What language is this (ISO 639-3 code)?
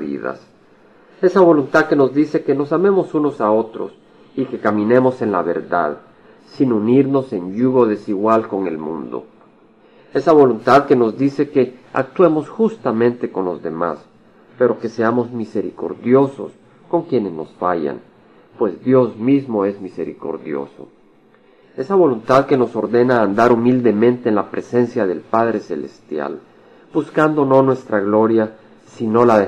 spa